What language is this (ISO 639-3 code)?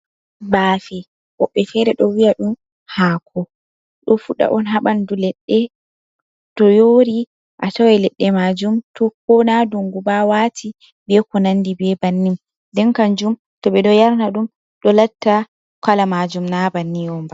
ful